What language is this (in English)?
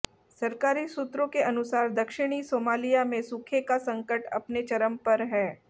Hindi